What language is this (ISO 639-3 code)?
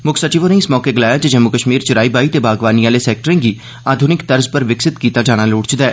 doi